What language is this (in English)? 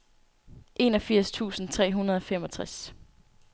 Danish